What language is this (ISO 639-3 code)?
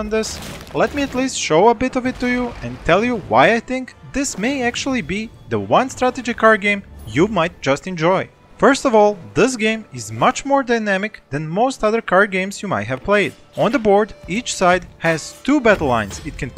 eng